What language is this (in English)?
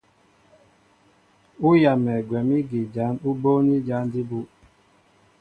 Mbo (Cameroon)